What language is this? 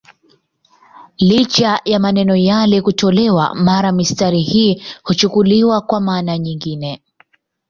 Swahili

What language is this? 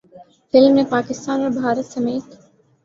Urdu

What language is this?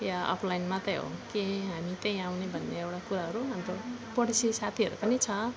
Nepali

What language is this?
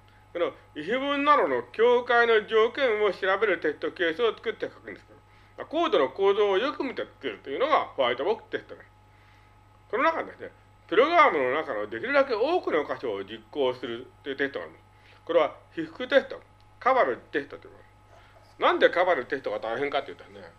Japanese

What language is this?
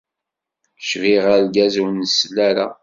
Kabyle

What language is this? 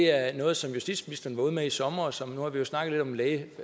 Danish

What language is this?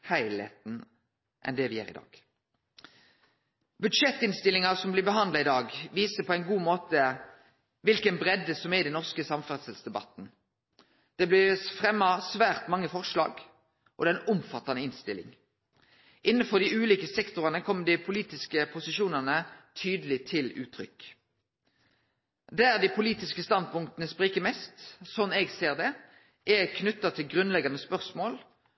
Norwegian Nynorsk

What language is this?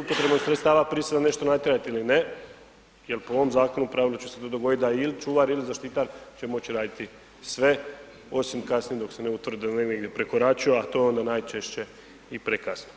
Croatian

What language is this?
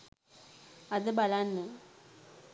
Sinhala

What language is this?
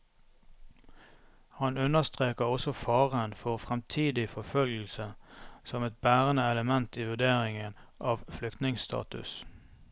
Norwegian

